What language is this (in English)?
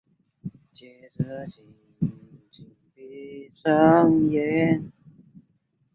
Chinese